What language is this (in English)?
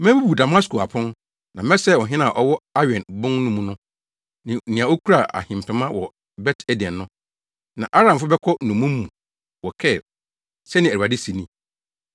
Akan